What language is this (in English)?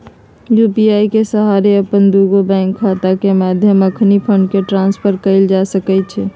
Magahi